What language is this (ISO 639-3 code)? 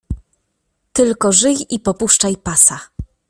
pol